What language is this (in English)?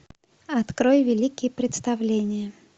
Russian